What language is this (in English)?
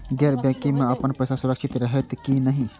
Maithili